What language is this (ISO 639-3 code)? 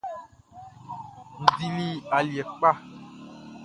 bci